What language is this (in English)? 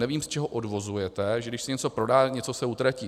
Czech